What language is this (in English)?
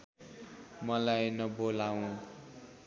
Nepali